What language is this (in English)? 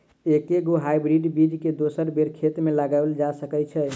Maithili